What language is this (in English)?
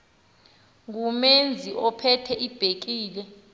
Xhosa